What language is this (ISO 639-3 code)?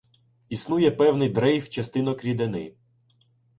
ukr